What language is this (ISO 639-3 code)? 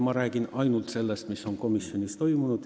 est